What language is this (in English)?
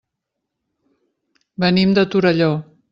Catalan